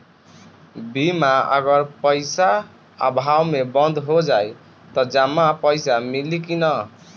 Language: Bhojpuri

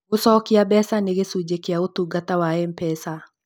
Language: Kikuyu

